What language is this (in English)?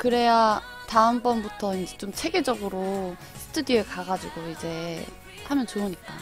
Korean